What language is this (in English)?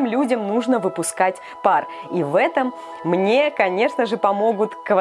Russian